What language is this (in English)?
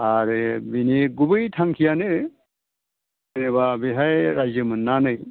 Bodo